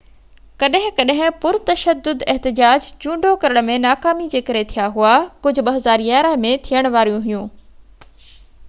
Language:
Sindhi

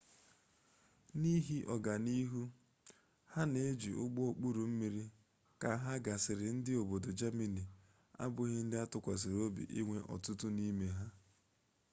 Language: Igbo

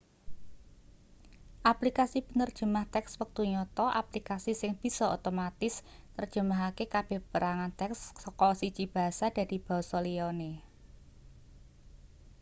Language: Javanese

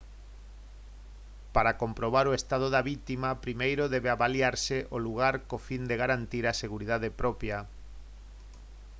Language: Galician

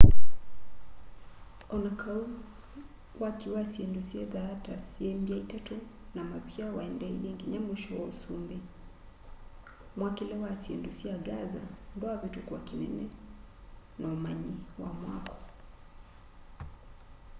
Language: Kamba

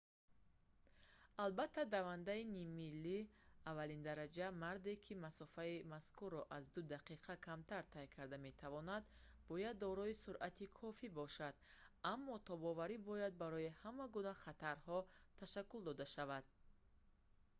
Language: Tajik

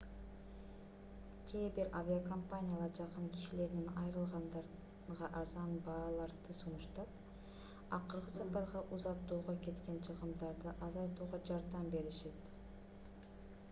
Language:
Kyrgyz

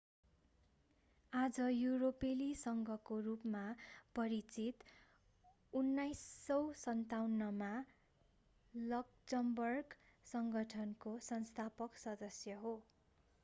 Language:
Nepali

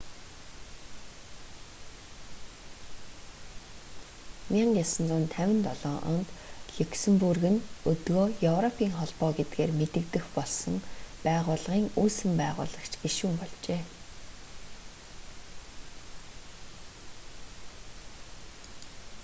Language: Mongolian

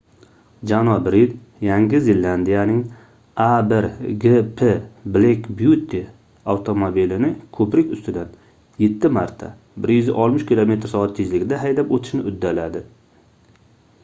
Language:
Uzbek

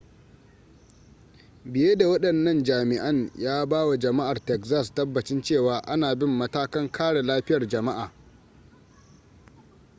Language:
Hausa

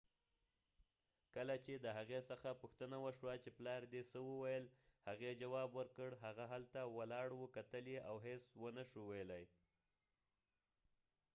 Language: Pashto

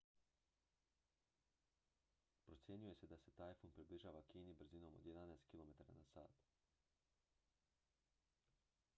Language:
Croatian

